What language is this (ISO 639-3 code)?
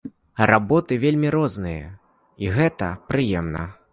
bel